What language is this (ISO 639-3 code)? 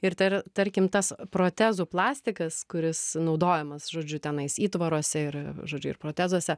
lit